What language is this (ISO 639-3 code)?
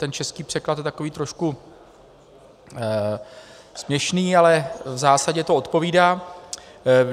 ces